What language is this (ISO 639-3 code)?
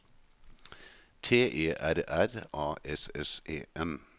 nor